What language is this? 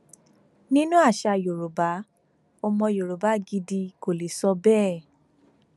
Yoruba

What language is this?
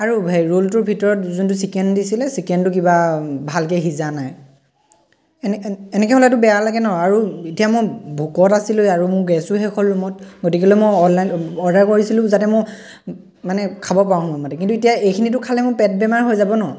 Assamese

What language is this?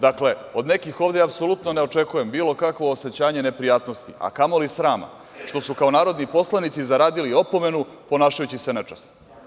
Serbian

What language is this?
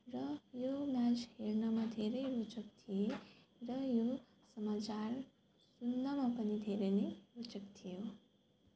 Nepali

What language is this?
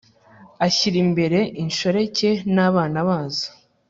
Kinyarwanda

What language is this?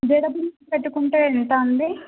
Telugu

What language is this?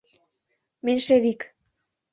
Mari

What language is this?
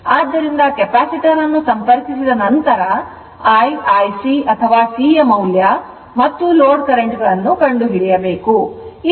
Kannada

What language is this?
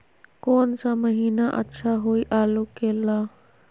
Magahi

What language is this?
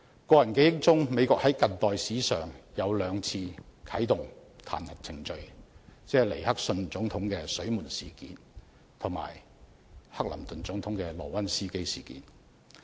Cantonese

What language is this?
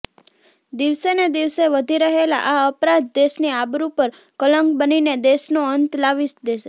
Gujarati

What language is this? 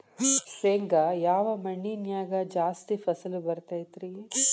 Kannada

